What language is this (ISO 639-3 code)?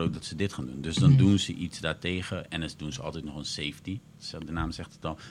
nld